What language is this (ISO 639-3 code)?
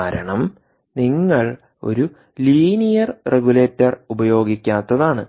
mal